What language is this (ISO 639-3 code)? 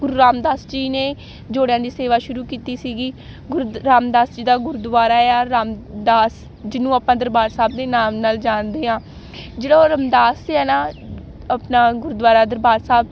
pan